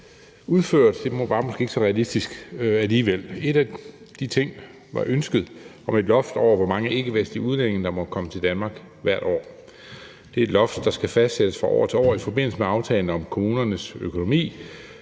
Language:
Danish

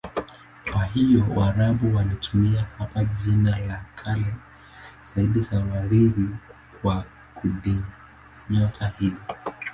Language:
Swahili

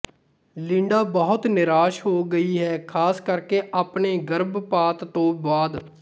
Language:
Punjabi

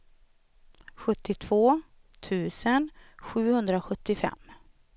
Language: Swedish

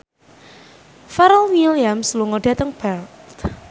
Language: Javanese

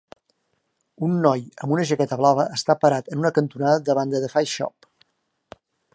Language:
Catalan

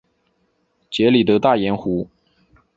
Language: Chinese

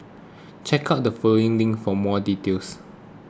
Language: English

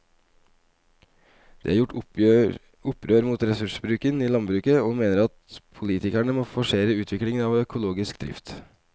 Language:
Norwegian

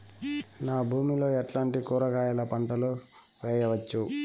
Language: Telugu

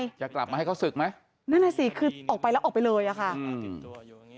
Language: Thai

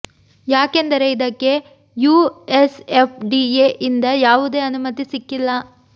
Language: Kannada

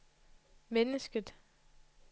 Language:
Danish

